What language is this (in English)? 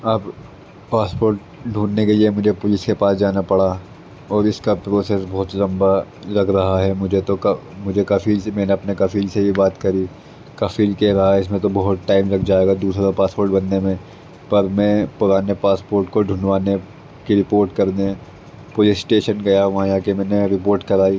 Urdu